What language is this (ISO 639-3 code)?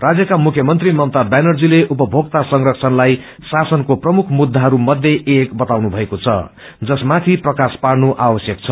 nep